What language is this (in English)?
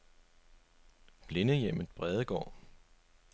Danish